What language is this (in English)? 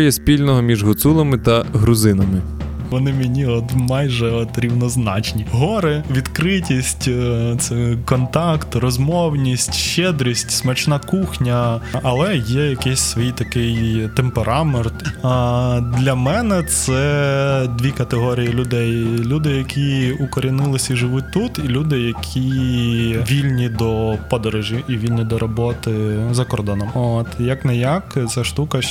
Ukrainian